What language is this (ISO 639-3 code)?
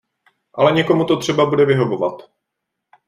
ces